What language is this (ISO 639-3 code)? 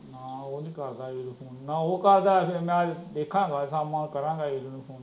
pan